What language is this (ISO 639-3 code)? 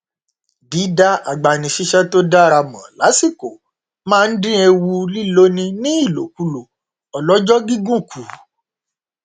yor